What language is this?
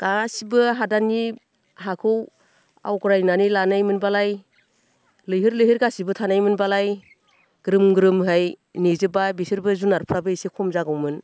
Bodo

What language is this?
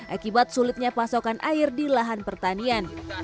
Indonesian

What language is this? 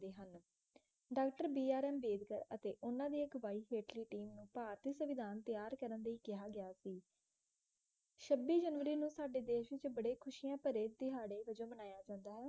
Punjabi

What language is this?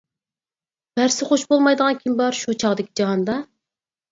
Uyghur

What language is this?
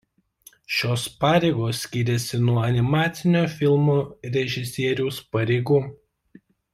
Lithuanian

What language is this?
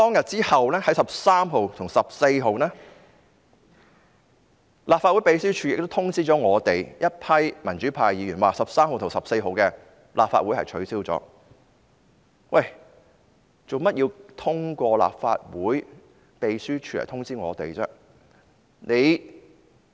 Cantonese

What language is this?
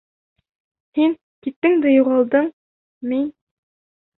Bashkir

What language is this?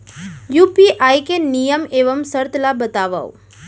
Chhattisgarhi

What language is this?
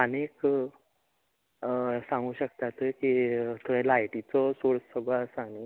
Konkani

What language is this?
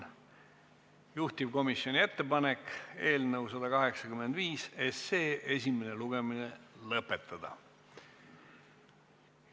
Estonian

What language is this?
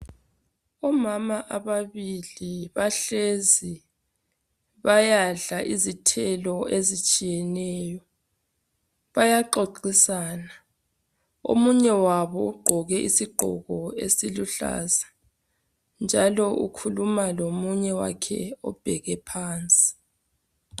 North Ndebele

